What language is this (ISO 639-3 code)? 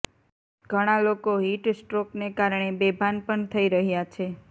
guj